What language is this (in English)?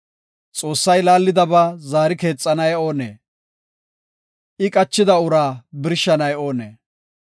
Gofa